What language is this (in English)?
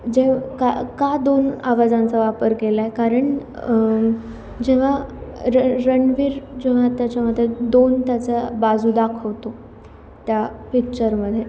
Marathi